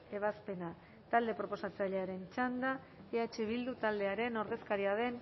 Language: Basque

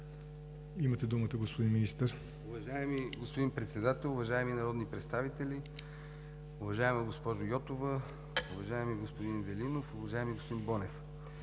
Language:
Bulgarian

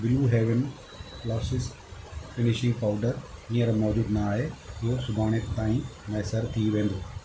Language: Sindhi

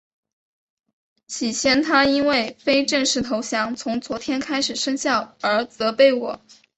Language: Chinese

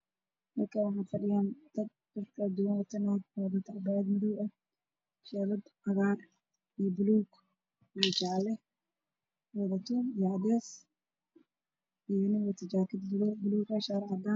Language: Somali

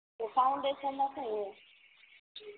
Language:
Gujarati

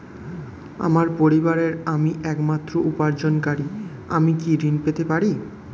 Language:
Bangla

